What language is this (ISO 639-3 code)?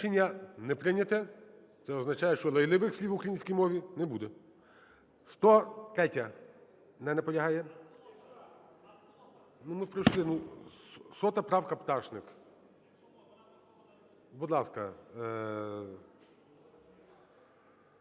ukr